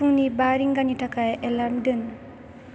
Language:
Bodo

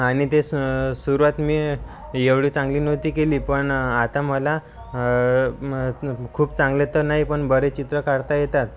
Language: Marathi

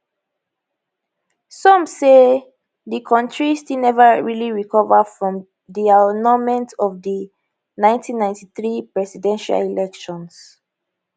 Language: Nigerian Pidgin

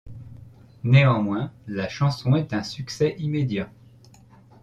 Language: French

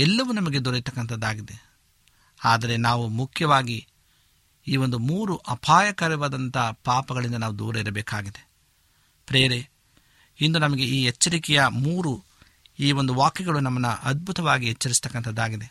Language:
Kannada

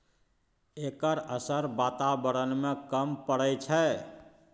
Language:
Maithili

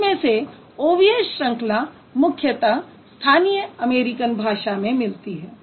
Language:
Hindi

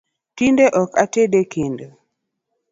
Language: Luo (Kenya and Tanzania)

